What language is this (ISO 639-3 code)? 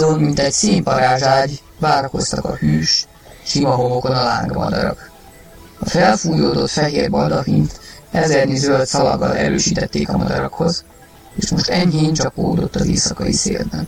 hun